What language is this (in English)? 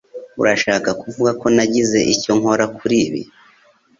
Kinyarwanda